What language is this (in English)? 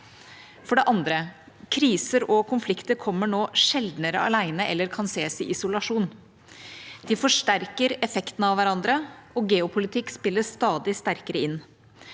Norwegian